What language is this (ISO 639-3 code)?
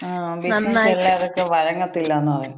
mal